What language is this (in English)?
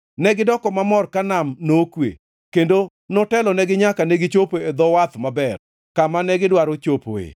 Luo (Kenya and Tanzania)